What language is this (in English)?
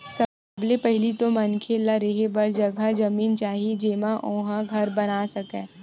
Chhattisgarhi